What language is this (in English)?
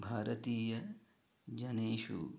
Sanskrit